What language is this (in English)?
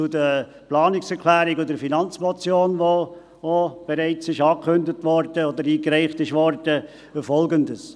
Swiss German